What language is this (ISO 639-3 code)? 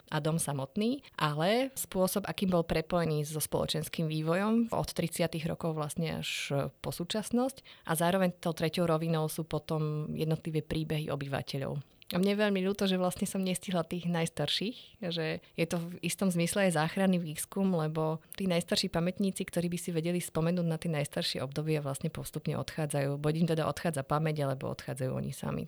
slk